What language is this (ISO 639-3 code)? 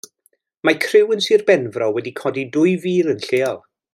cym